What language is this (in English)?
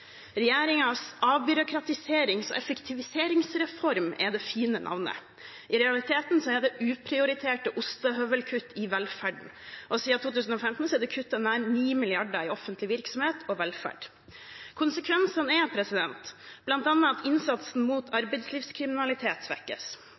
Norwegian Bokmål